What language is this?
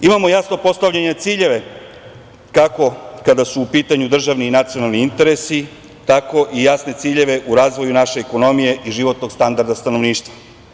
Serbian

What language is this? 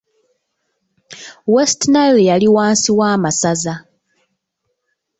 Ganda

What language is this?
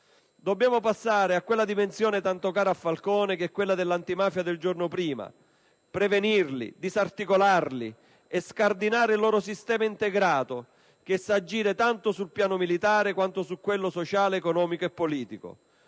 Italian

